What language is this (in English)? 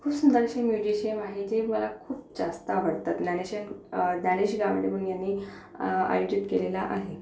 Marathi